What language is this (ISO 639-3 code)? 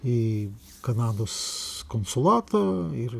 lit